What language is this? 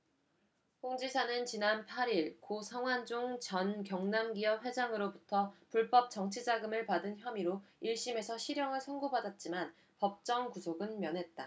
Korean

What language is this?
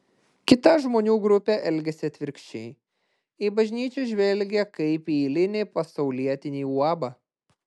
Lithuanian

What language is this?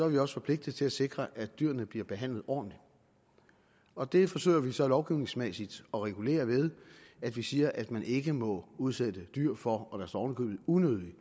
Danish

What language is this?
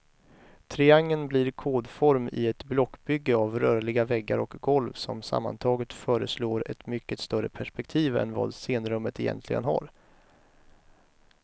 Swedish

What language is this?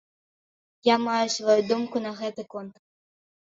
Belarusian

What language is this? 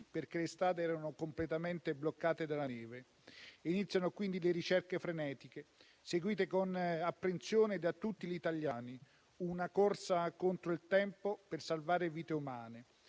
Italian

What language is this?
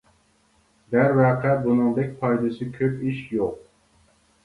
Uyghur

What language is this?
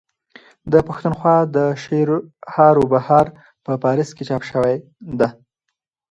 Pashto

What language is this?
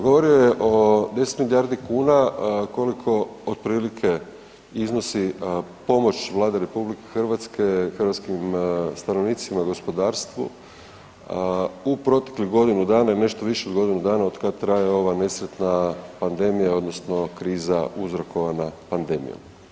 Croatian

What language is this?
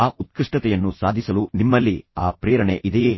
Kannada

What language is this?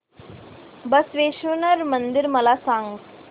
Marathi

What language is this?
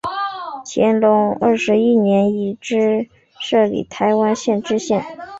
Chinese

